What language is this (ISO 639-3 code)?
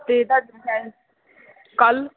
pan